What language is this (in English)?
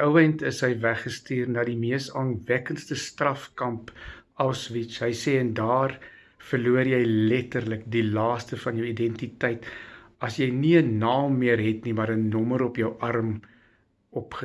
Dutch